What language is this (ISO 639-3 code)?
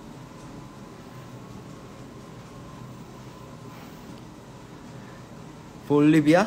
kor